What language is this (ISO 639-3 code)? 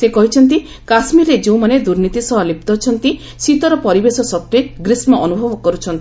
ori